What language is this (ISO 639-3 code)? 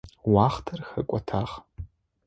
ady